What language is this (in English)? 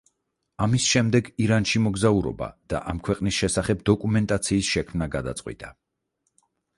Georgian